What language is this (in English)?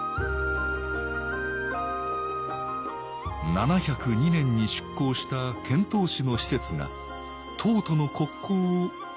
Japanese